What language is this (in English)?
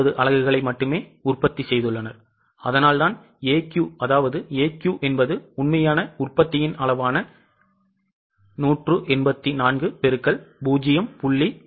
Tamil